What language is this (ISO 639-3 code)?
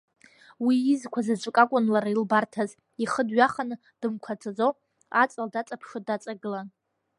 abk